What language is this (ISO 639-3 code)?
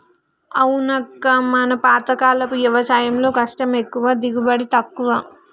tel